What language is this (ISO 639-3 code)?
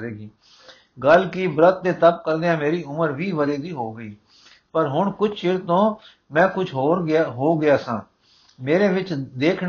pan